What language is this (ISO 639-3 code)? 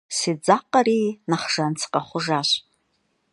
kbd